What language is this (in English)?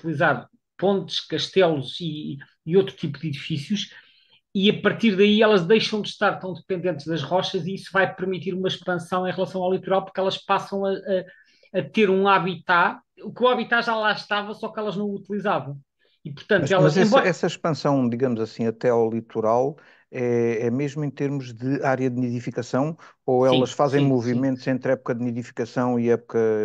Portuguese